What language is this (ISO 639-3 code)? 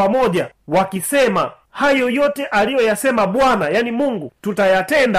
swa